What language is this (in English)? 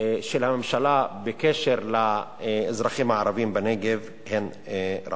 Hebrew